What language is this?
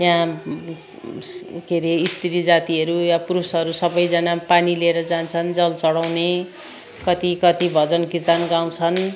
Nepali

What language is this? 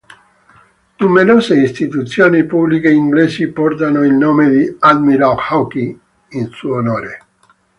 Italian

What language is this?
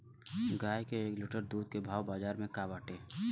Bhojpuri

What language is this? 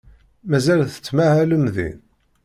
Kabyle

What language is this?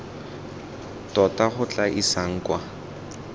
Tswana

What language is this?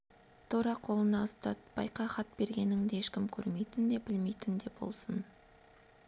Kazakh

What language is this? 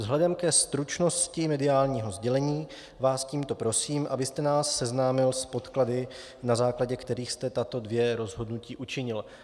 Czech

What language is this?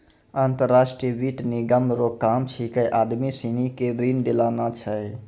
Maithili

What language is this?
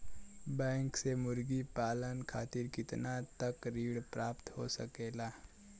Bhojpuri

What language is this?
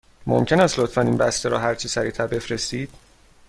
Persian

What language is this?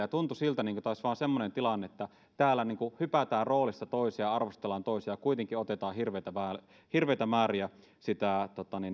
Finnish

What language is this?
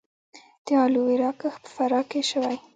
Pashto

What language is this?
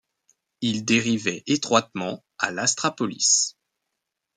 French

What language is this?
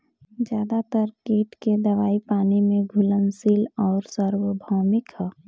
Bhojpuri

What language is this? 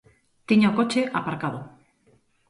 Galician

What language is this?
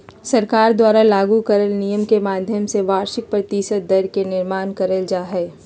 Magahi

